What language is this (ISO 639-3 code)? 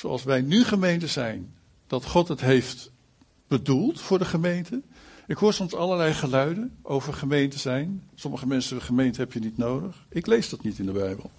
nld